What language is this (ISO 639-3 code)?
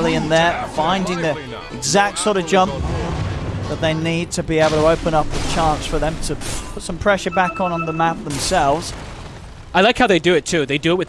eng